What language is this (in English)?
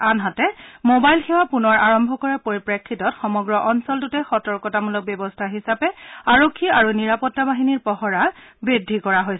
Assamese